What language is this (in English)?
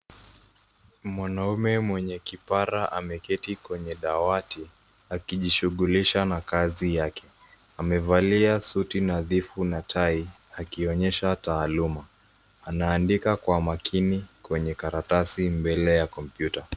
Swahili